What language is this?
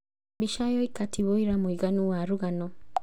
Kikuyu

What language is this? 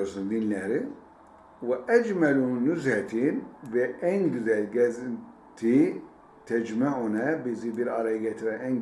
Turkish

